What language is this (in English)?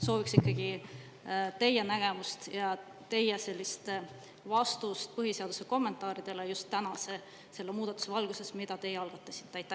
Estonian